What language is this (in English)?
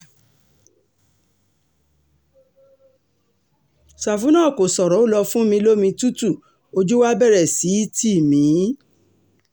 Yoruba